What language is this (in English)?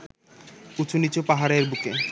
Bangla